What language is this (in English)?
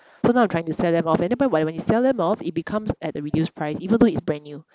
English